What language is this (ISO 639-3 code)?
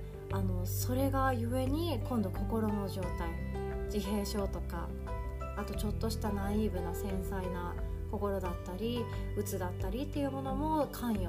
jpn